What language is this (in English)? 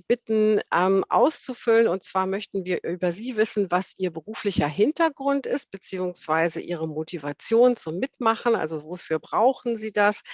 German